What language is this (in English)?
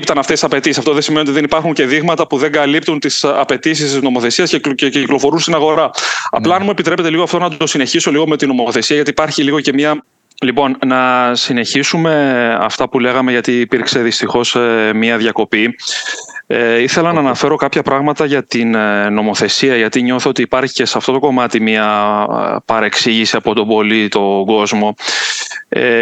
Greek